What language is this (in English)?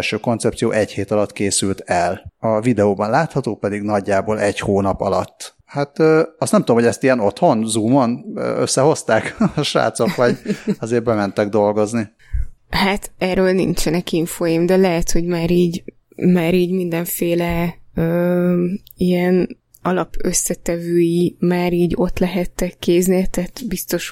Hungarian